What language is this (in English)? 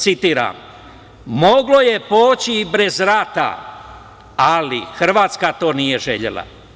Serbian